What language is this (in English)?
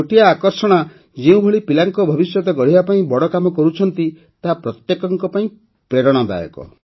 Odia